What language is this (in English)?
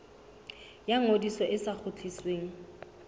Southern Sotho